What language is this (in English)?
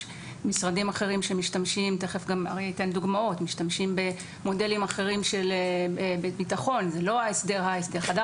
Hebrew